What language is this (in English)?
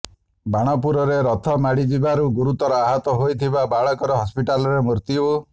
Odia